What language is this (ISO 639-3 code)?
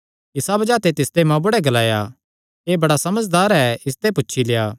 xnr